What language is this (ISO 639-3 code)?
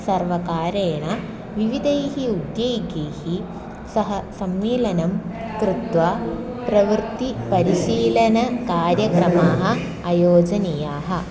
san